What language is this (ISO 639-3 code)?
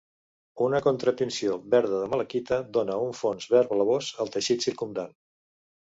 cat